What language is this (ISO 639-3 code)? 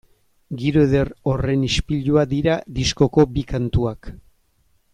eus